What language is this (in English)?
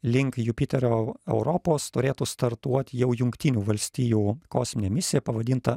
Lithuanian